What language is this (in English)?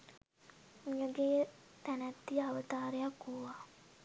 Sinhala